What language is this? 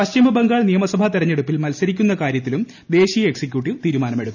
Malayalam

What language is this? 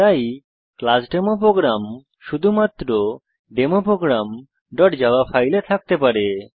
Bangla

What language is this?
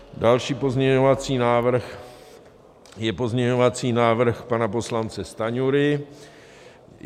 Czech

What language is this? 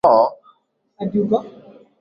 Swahili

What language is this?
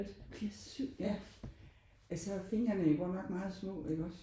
Danish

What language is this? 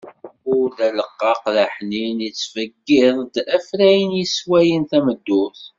Kabyle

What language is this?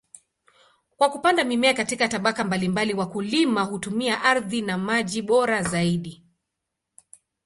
Swahili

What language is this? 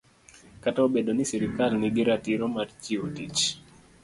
Luo (Kenya and Tanzania)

